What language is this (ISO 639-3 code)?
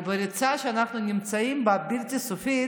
heb